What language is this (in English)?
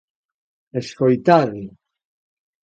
Galician